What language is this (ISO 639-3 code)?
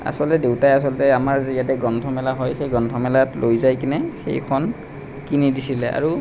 asm